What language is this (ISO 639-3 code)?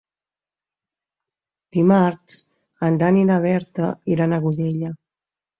cat